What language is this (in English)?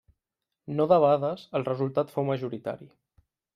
Catalan